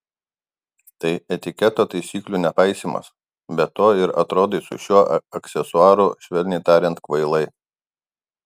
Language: Lithuanian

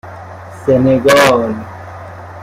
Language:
Persian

